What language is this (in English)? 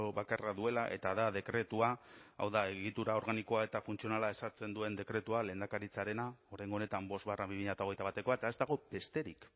Basque